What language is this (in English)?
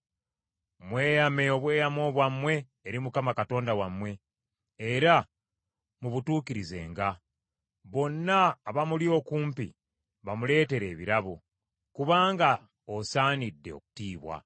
Ganda